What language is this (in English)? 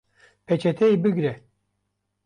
Kurdish